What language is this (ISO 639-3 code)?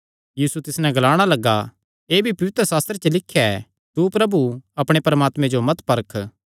xnr